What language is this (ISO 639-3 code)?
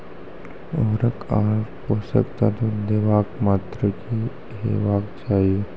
mai